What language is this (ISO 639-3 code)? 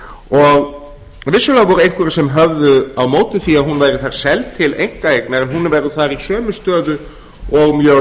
isl